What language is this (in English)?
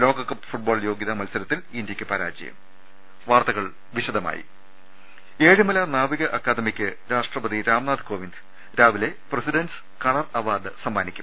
Malayalam